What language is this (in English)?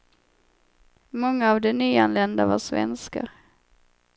Swedish